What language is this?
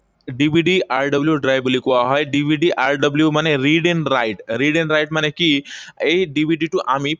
Assamese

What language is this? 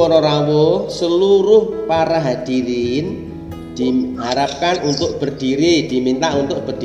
Indonesian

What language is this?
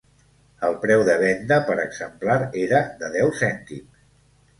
Catalan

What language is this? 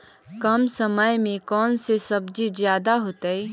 Magahi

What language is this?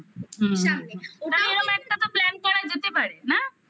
Bangla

